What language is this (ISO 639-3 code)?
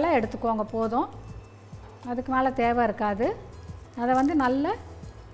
ara